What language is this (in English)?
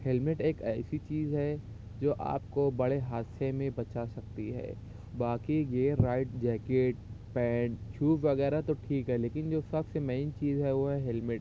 Urdu